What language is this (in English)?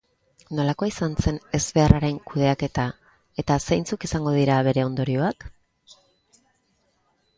Basque